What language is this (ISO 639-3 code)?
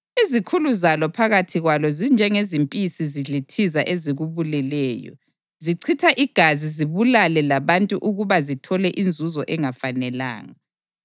nde